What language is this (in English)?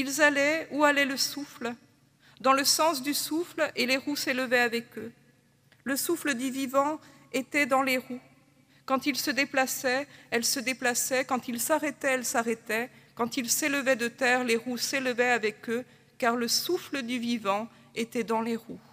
French